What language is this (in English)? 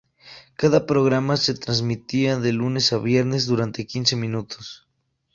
Spanish